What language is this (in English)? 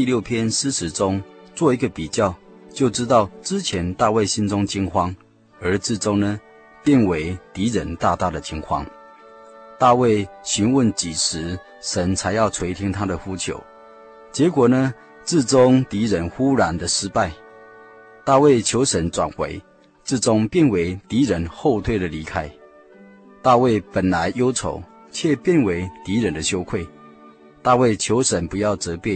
Chinese